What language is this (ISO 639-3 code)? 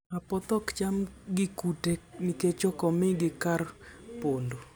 luo